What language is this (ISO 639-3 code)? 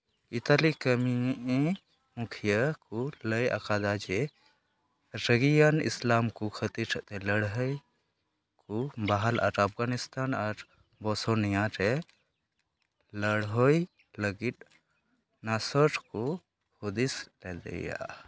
sat